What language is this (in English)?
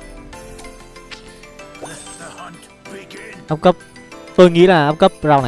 Vietnamese